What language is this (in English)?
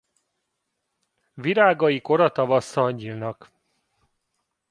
Hungarian